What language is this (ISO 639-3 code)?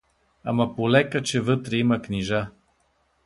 bul